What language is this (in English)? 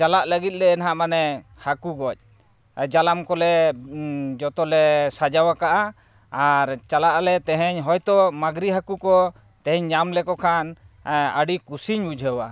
Santali